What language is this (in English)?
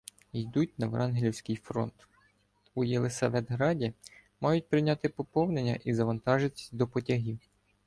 Ukrainian